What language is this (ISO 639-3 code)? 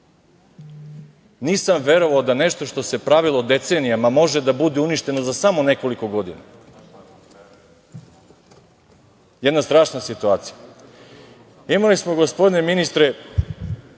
srp